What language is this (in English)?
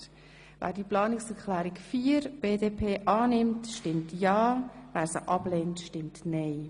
Swiss German